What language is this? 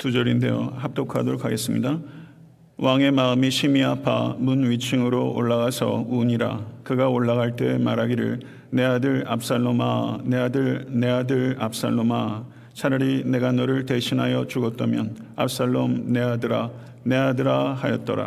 Korean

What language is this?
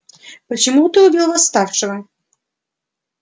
Russian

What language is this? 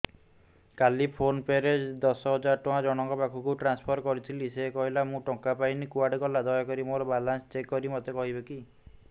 Odia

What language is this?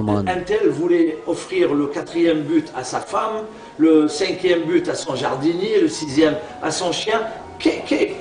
Arabic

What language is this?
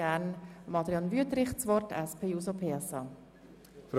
Swiss German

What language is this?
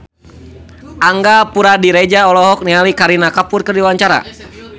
Sundanese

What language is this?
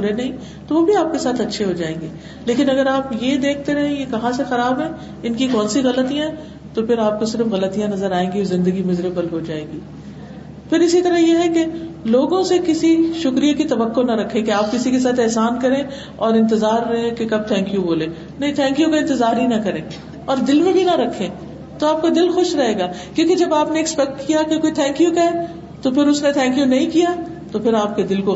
Urdu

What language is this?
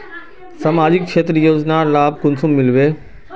Magahi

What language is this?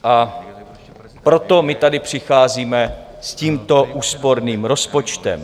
Czech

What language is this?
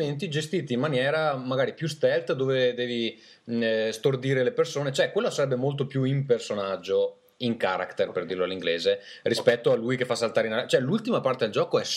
Italian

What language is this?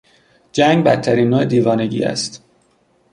Persian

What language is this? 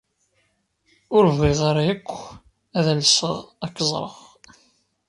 Kabyle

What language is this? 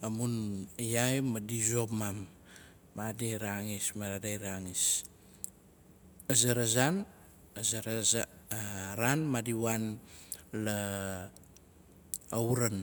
Nalik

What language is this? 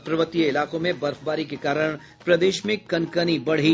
Hindi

